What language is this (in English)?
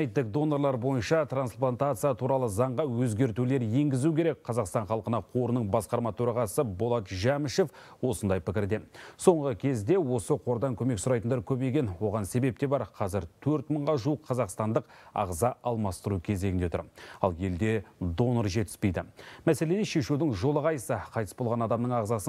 Turkish